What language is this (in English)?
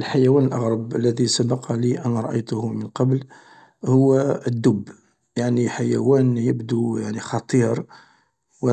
Algerian Arabic